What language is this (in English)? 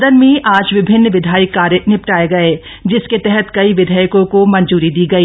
Hindi